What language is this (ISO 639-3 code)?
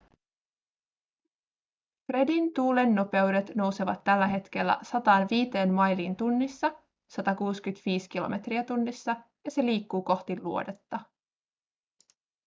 fin